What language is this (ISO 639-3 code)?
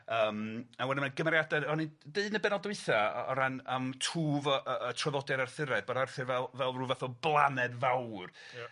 cym